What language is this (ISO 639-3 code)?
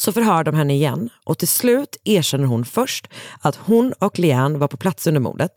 swe